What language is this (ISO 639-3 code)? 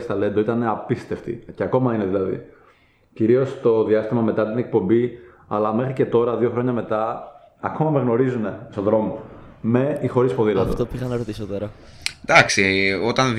ell